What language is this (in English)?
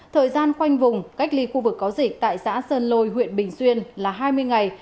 Vietnamese